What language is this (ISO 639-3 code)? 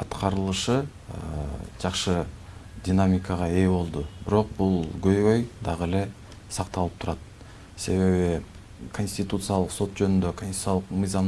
tur